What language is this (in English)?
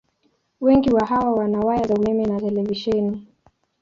Swahili